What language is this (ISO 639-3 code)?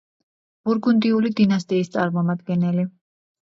kat